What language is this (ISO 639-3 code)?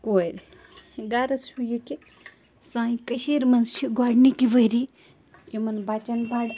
kas